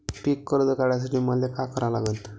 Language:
Marathi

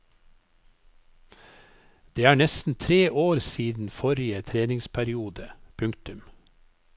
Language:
Norwegian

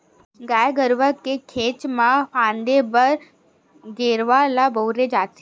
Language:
Chhattisgarhi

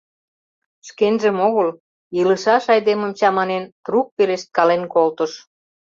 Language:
Mari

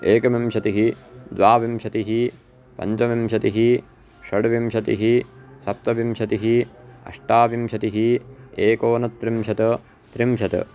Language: Sanskrit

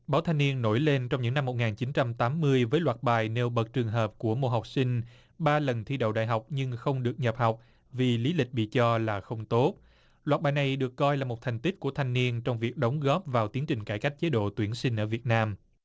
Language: Vietnamese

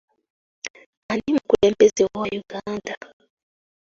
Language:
Ganda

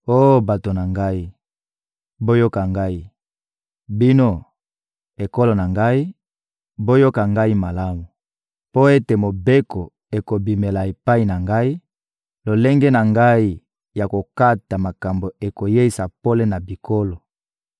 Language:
Lingala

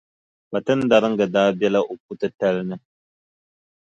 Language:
Dagbani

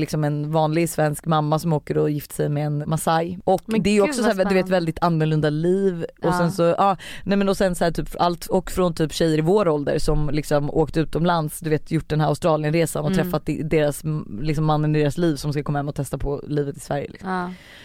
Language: Swedish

